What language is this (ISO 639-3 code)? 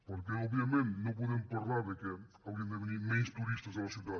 cat